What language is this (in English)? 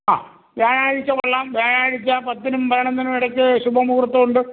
Malayalam